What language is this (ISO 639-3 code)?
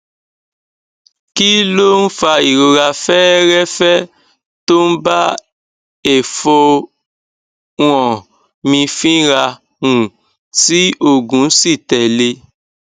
yor